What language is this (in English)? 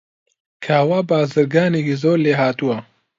Central Kurdish